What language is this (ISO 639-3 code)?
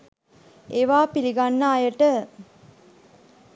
sin